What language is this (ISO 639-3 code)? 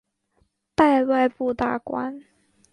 zho